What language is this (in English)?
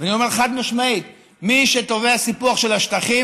Hebrew